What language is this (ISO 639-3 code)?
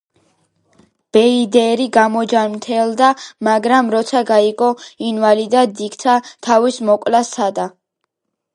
kat